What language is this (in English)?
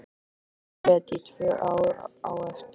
Icelandic